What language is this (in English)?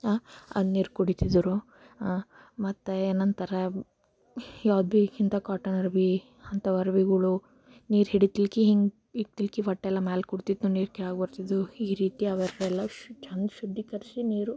Kannada